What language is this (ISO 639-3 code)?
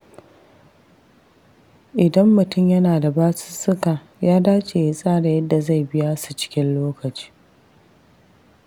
hau